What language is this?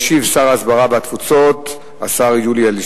Hebrew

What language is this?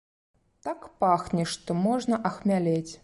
Belarusian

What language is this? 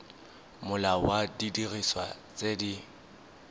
Tswana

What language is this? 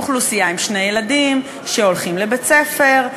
Hebrew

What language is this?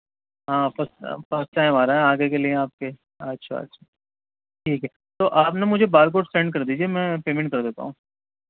Urdu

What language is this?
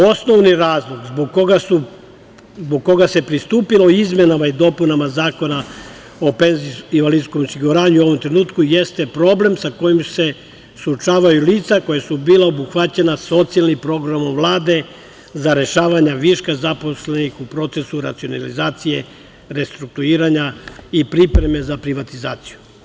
Serbian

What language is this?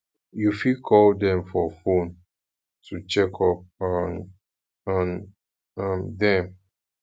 Nigerian Pidgin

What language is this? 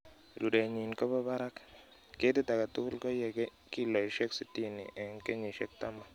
Kalenjin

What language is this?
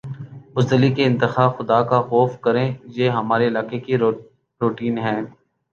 Urdu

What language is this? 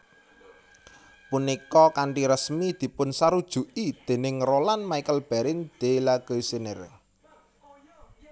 Javanese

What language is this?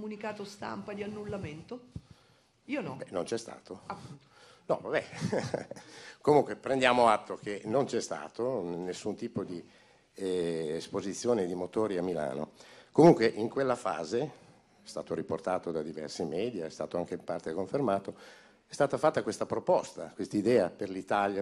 Italian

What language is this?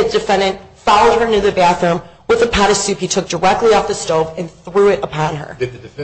English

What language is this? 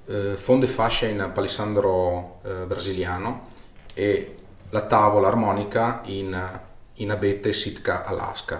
Italian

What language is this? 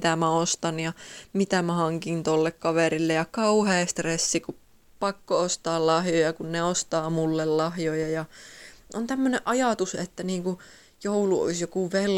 Finnish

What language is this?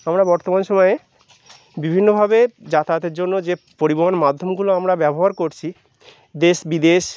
Bangla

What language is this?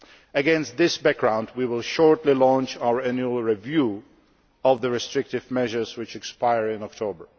English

